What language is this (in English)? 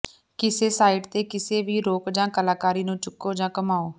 Punjabi